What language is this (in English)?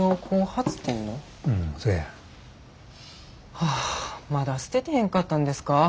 Japanese